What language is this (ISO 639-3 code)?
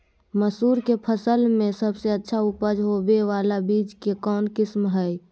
mag